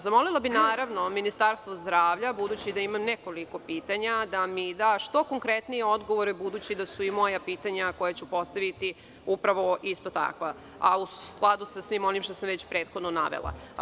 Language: Serbian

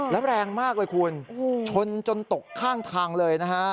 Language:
Thai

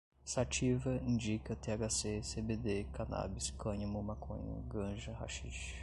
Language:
Portuguese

